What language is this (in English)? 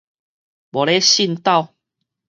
Min Nan Chinese